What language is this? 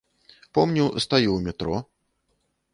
Belarusian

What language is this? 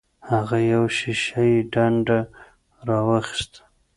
Pashto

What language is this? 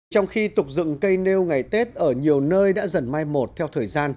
Vietnamese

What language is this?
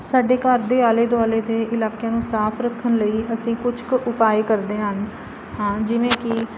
Punjabi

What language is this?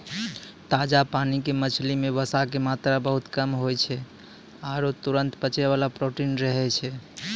Maithili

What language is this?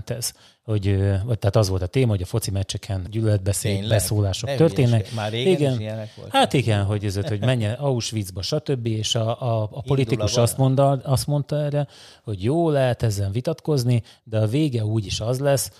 Hungarian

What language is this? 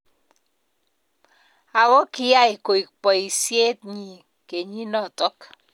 Kalenjin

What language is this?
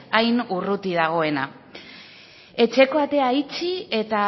Basque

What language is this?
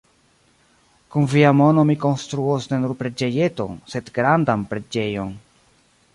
Esperanto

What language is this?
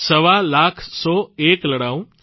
Gujarati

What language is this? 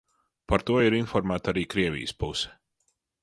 Latvian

